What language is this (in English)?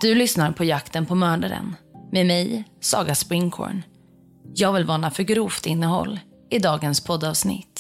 Swedish